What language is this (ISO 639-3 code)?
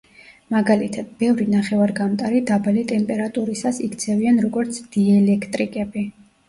kat